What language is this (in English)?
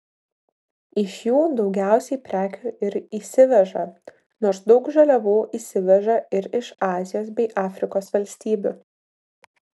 Lithuanian